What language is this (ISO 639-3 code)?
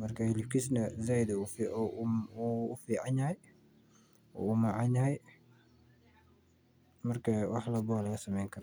som